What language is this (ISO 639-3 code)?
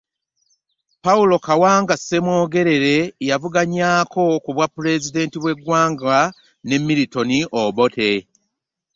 lug